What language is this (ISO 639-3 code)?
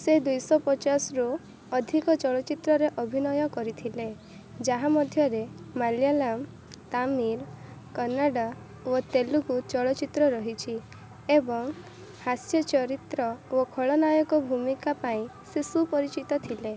ori